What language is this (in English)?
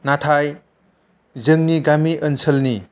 Bodo